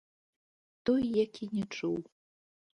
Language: Belarusian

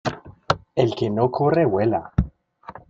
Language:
Spanish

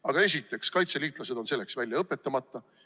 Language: Estonian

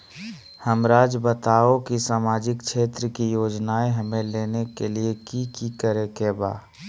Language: Magahi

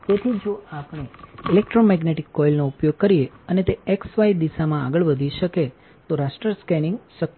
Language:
Gujarati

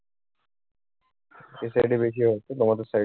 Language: Bangla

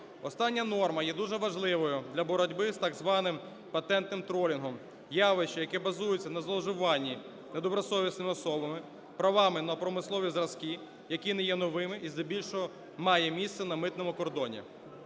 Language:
Ukrainian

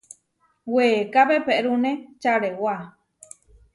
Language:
Huarijio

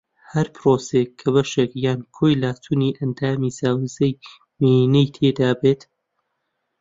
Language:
Central Kurdish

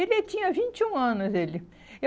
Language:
Portuguese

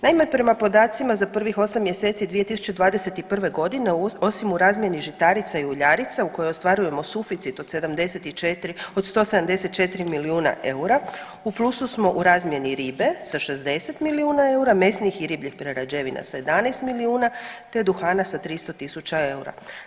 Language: Croatian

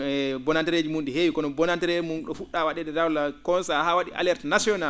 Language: Fula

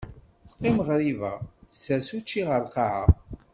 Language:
Kabyle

